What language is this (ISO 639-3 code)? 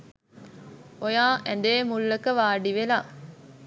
sin